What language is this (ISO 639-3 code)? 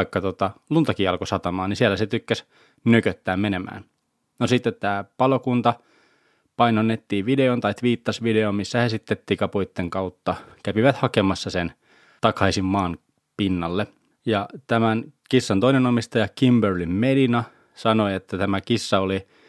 fin